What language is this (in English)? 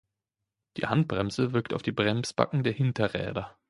German